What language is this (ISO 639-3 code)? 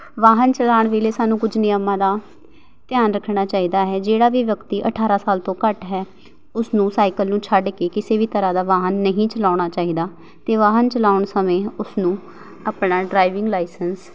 pan